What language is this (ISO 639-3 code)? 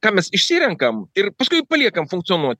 lit